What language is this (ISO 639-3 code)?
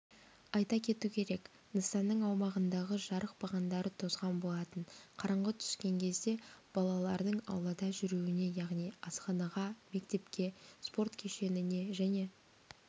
kaz